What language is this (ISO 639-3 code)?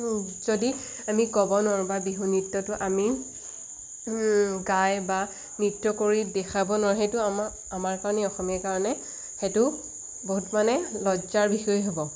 asm